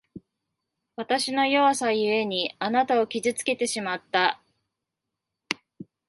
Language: Japanese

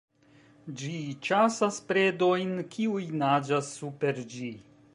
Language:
Esperanto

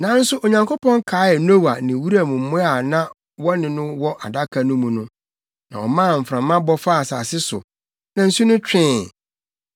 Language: Akan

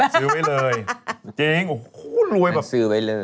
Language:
Thai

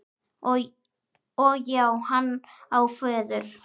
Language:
Icelandic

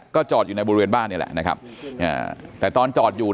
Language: Thai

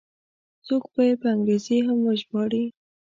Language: Pashto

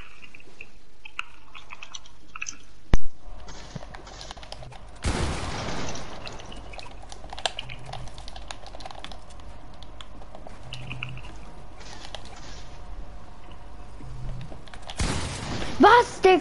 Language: German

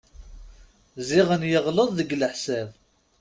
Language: Kabyle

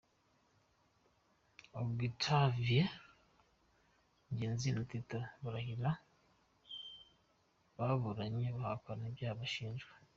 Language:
Kinyarwanda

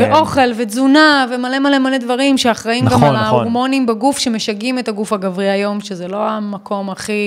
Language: Hebrew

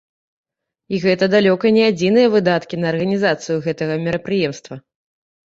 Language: Belarusian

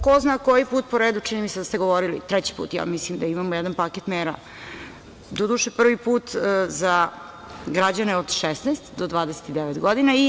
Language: Serbian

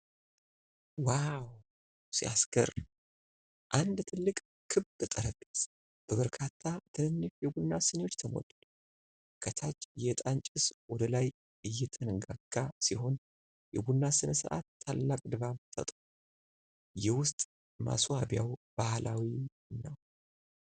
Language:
Amharic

